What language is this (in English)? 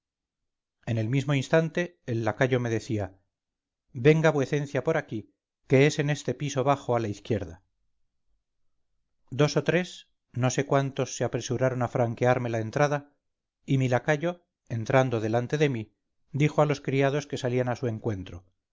Spanish